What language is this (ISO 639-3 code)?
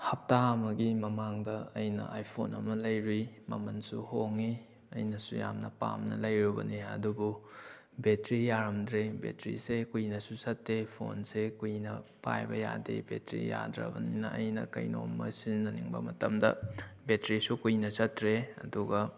mni